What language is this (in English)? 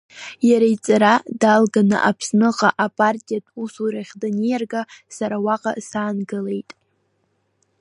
Abkhazian